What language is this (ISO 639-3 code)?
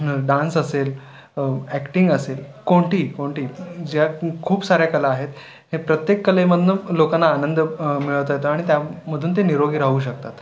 mar